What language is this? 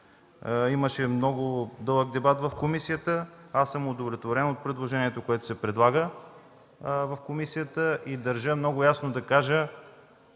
Bulgarian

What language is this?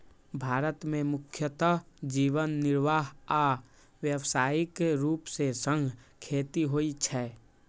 Maithili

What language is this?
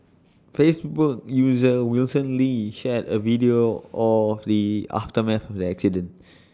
English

